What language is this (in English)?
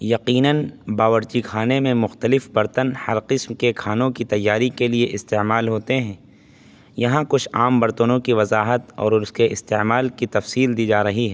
Urdu